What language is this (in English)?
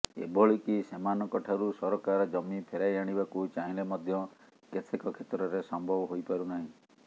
Odia